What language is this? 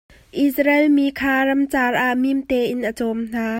Hakha Chin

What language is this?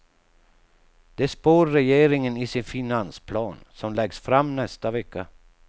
Swedish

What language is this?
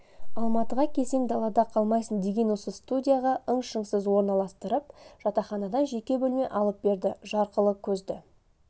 Kazakh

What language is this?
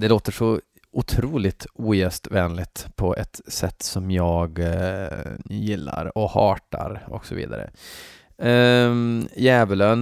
Swedish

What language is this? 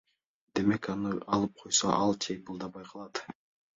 Kyrgyz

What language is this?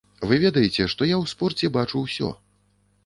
Belarusian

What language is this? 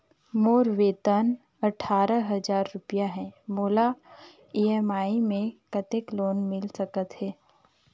Chhattisgarhi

